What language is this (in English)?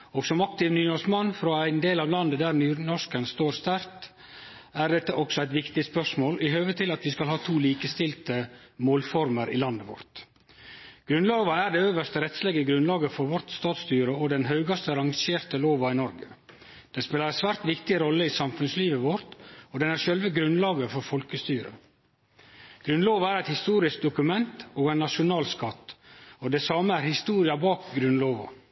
Norwegian Nynorsk